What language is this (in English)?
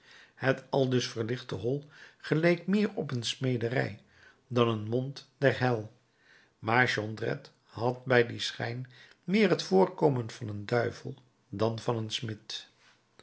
Dutch